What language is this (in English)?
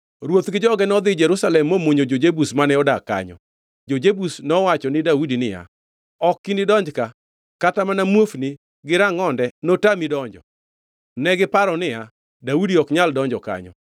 Luo (Kenya and Tanzania)